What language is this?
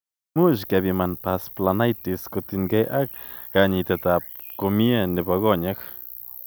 Kalenjin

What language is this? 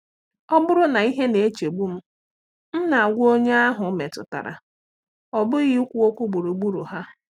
Igbo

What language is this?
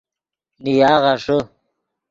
Yidgha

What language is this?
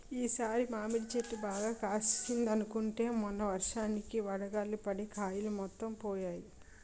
Telugu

